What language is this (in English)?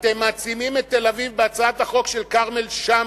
Hebrew